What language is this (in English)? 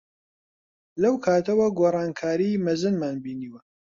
Central Kurdish